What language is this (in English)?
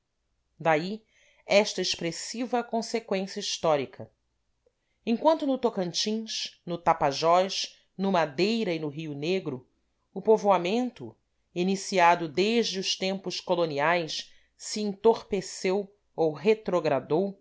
Portuguese